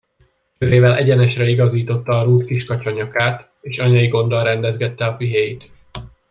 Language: Hungarian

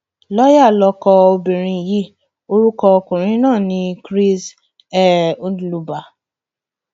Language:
Yoruba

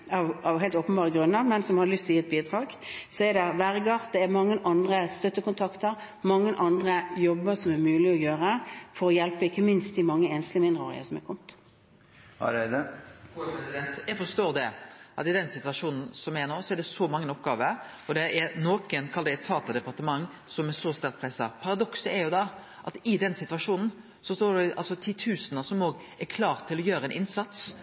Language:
Norwegian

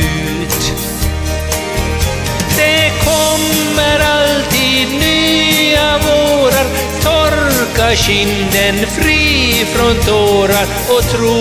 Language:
Romanian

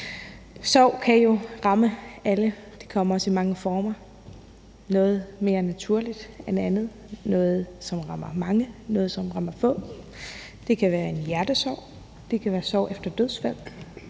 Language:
Danish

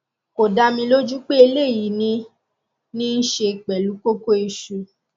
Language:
Yoruba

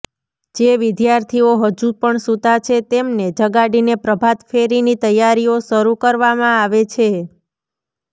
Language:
Gujarati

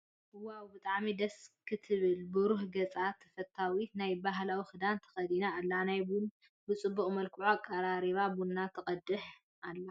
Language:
Tigrinya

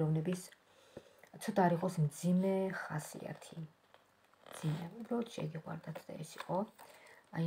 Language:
Romanian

